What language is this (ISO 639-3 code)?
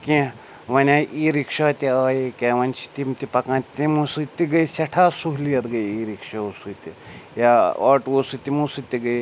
kas